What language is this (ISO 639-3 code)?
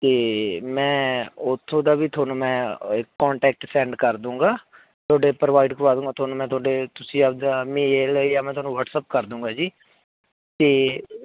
pan